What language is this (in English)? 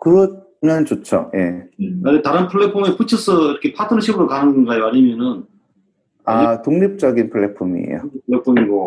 Korean